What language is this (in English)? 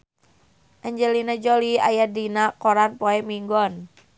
Sundanese